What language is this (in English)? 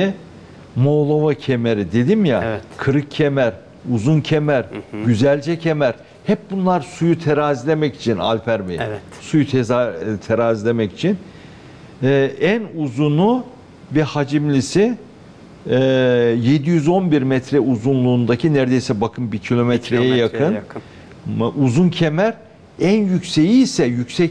Turkish